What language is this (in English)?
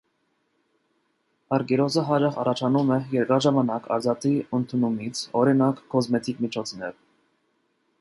Armenian